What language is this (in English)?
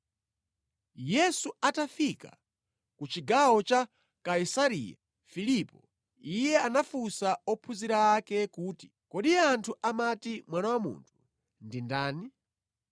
Nyanja